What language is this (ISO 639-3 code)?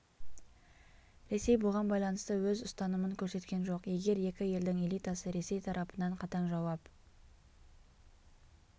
kaz